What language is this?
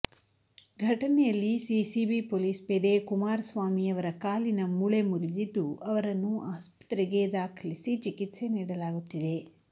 Kannada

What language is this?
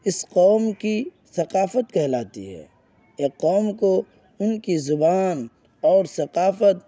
Urdu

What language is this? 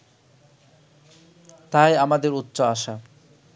Bangla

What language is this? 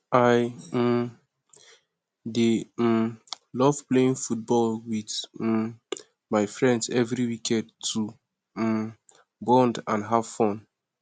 Nigerian Pidgin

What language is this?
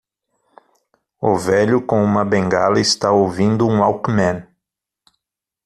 Portuguese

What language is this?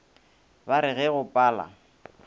Northern Sotho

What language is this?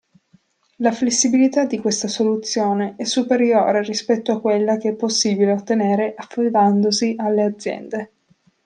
Italian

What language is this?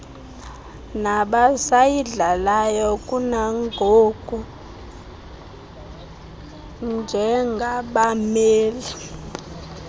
Xhosa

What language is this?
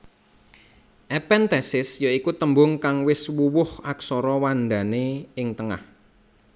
Javanese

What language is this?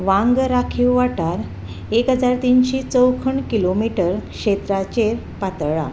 Konkani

